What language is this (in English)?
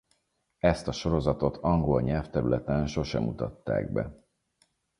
Hungarian